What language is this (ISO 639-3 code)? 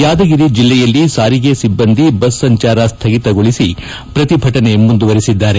kan